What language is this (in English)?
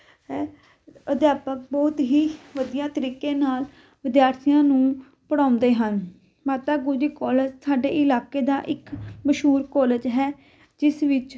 Punjabi